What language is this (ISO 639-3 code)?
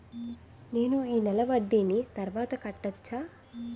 tel